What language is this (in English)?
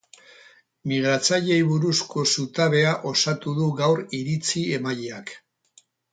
Basque